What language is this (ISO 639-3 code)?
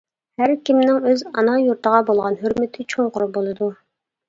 uig